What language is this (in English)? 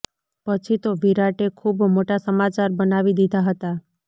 Gujarati